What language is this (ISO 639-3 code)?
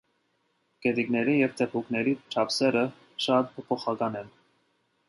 hye